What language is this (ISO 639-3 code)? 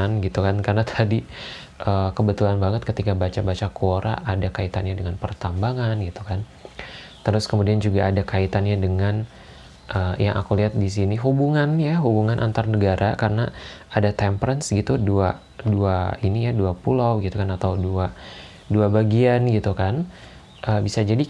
ind